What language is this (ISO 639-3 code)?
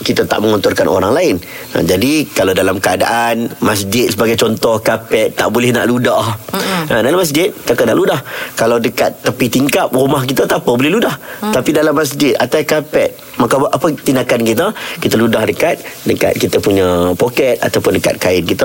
msa